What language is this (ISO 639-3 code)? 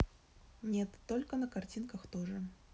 rus